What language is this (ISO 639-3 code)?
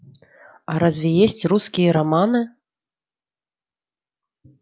rus